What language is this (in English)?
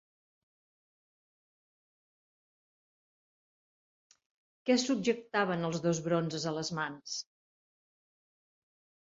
Catalan